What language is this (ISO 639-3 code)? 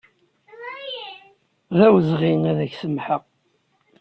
kab